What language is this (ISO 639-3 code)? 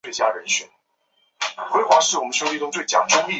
zho